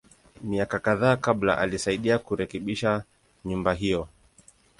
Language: Swahili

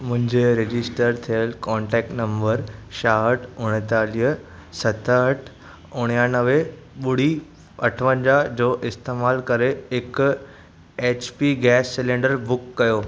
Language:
Sindhi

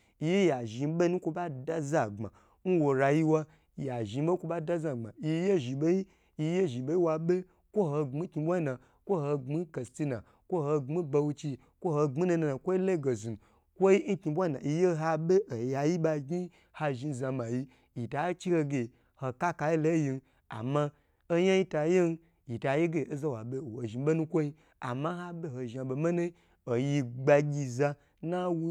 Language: Gbagyi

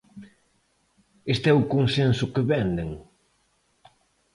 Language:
Galician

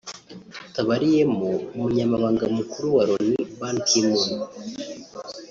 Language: Kinyarwanda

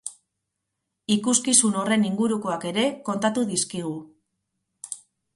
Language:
Basque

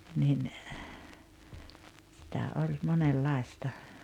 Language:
Finnish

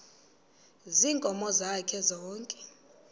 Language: Xhosa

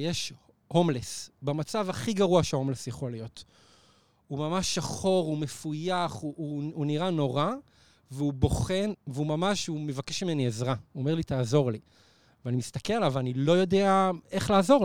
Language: Hebrew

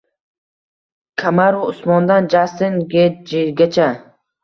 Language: Uzbek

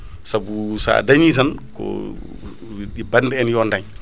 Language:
Fula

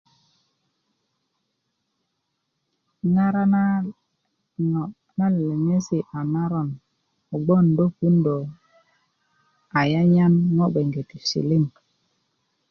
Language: Kuku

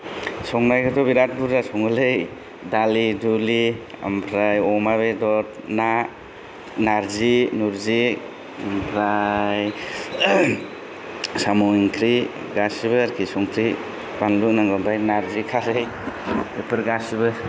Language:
Bodo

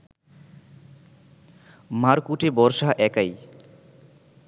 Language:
Bangla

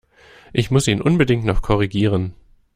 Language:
German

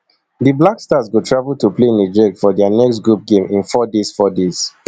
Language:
Nigerian Pidgin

